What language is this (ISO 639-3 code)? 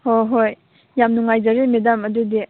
mni